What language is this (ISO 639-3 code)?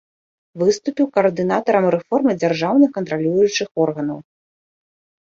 bel